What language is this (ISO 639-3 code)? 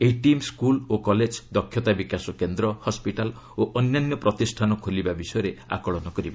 ori